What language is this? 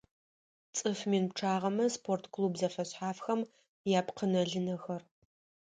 Adyghe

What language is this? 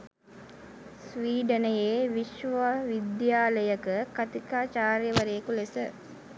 Sinhala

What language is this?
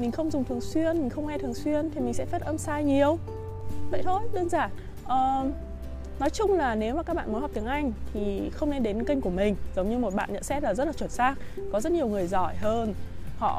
Vietnamese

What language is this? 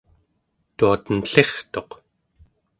Central Yupik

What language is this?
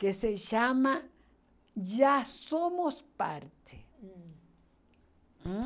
Portuguese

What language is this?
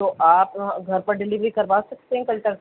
Urdu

